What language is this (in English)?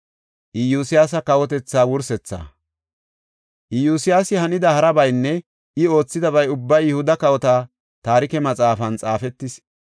Gofa